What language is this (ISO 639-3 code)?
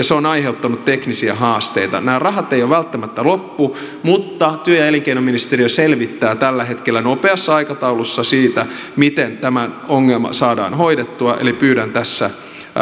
fin